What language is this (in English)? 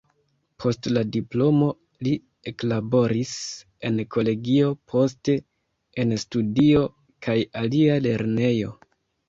Esperanto